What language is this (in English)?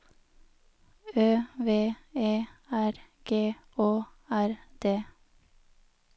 Norwegian